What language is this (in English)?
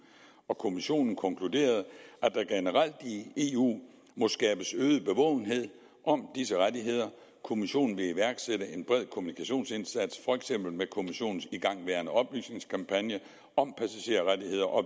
Danish